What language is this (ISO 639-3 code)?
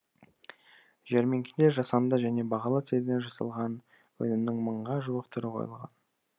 kaz